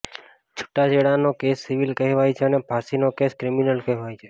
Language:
Gujarati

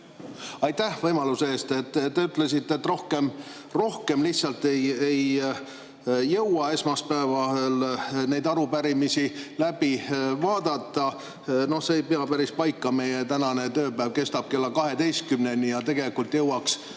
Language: Estonian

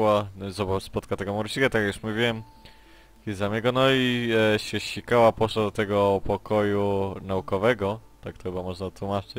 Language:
Polish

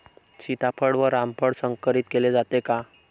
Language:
Marathi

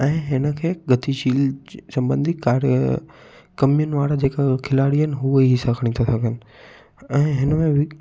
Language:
Sindhi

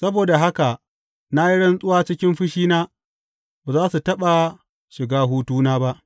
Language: Hausa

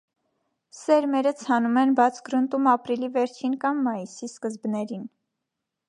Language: Armenian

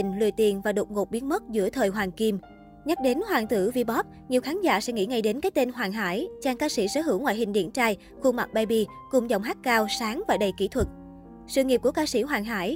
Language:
Vietnamese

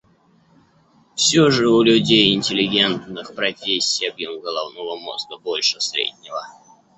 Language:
Russian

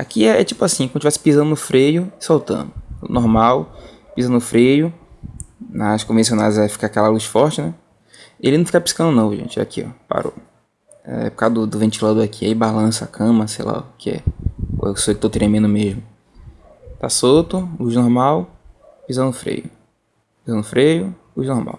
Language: Portuguese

